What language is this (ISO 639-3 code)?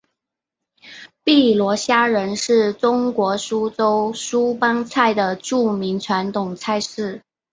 zho